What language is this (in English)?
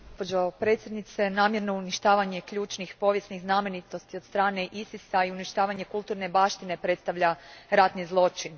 Croatian